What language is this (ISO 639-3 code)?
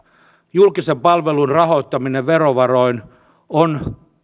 fin